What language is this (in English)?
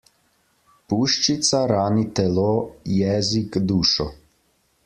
Slovenian